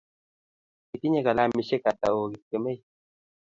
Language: Kalenjin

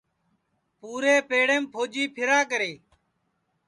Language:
Sansi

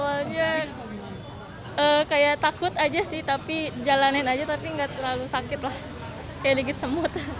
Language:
Indonesian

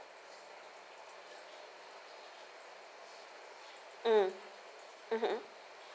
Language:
English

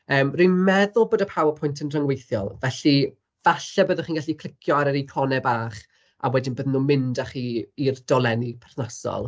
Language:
Welsh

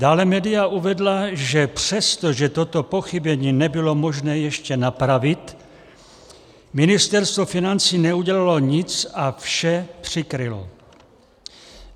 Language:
Czech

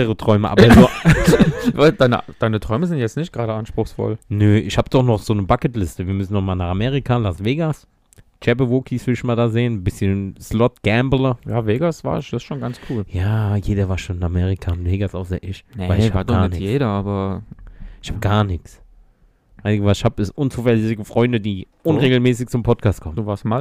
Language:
German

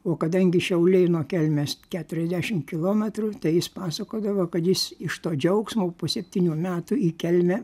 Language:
Lithuanian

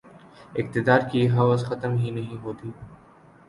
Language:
Urdu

